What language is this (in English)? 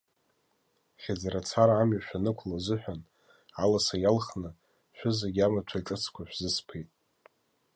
Abkhazian